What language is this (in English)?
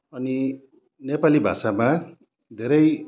Nepali